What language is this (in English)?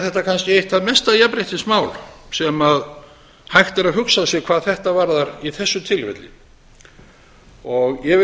Icelandic